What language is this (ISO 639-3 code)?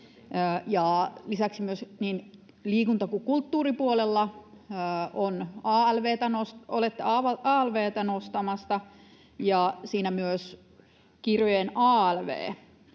fin